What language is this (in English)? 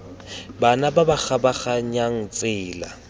Tswana